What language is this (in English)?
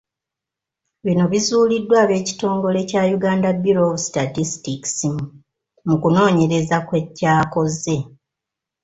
Ganda